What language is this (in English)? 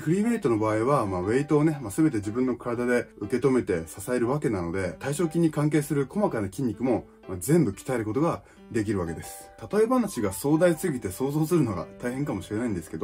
Japanese